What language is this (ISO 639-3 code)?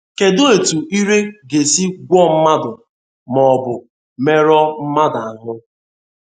ibo